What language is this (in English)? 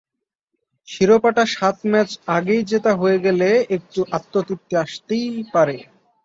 Bangla